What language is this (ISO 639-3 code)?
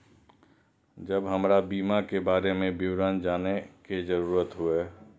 mai